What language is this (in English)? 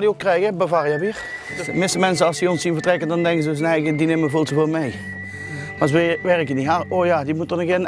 Dutch